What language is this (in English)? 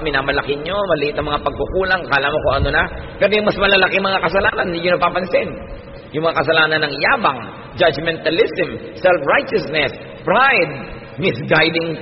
Filipino